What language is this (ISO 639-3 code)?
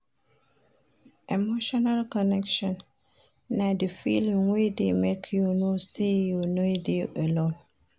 pcm